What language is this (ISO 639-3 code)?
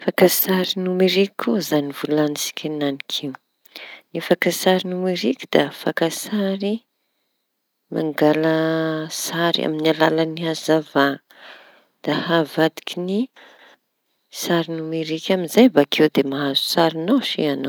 txy